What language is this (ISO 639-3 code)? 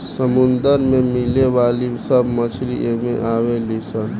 bho